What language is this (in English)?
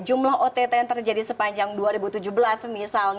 Indonesian